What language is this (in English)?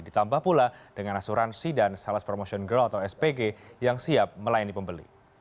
Indonesian